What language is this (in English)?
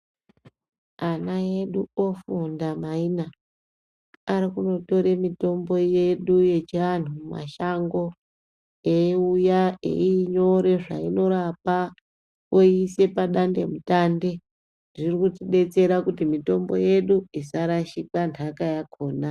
Ndau